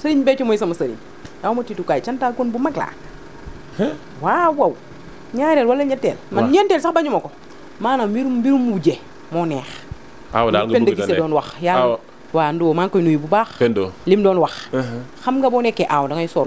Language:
Indonesian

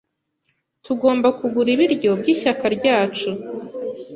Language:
Kinyarwanda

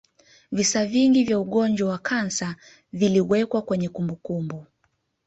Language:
Swahili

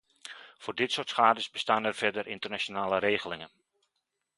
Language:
Dutch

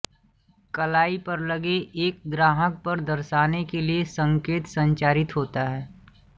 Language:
Hindi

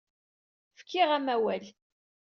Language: Kabyle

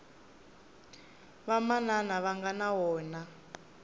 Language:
Tsonga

